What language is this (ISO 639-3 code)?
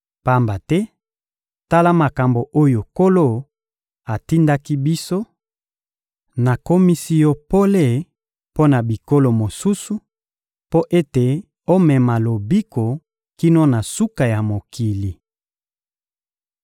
lin